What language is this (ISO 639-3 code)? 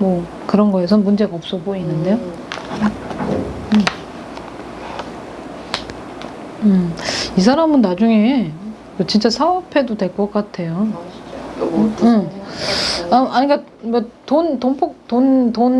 kor